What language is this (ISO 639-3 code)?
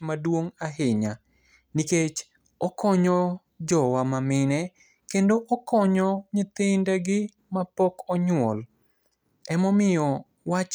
luo